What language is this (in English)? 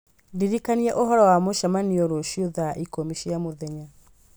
Kikuyu